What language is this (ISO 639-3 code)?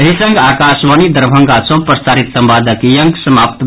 mai